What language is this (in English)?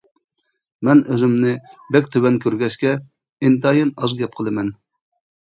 Uyghur